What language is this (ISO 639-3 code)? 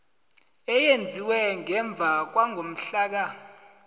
nbl